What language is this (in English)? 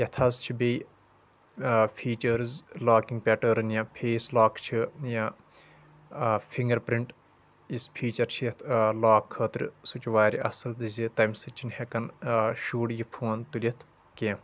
Kashmiri